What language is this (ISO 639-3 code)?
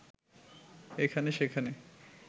ben